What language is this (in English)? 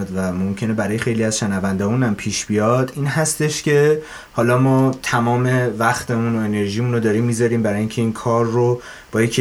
Persian